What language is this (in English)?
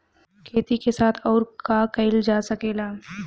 Bhojpuri